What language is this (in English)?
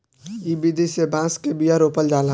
Bhojpuri